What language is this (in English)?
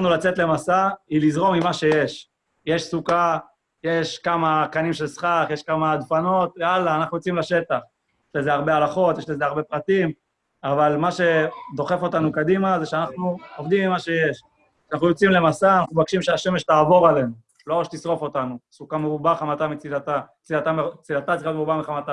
Hebrew